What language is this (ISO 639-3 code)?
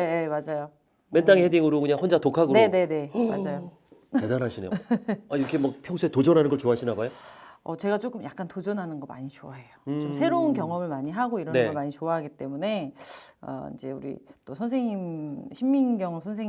kor